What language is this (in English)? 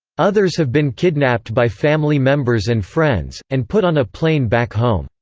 English